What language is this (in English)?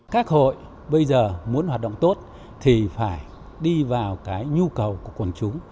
Vietnamese